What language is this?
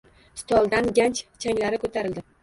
Uzbek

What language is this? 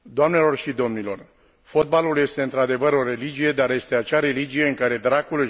Romanian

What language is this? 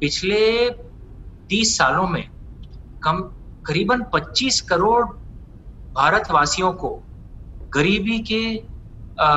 Hindi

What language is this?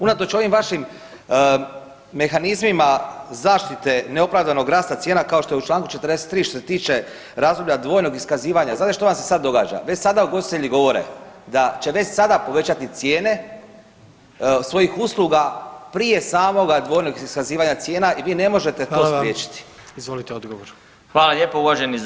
Croatian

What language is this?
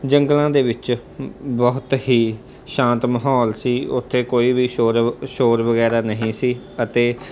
Punjabi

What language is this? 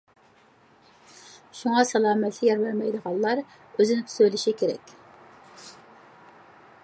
Uyghur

